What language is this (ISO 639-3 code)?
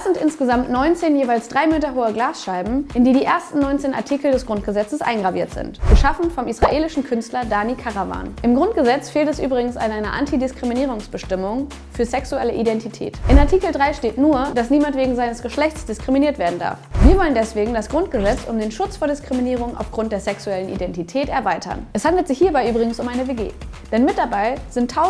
deu